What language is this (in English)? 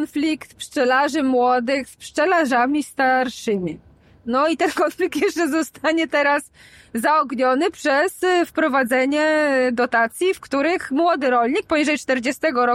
Polish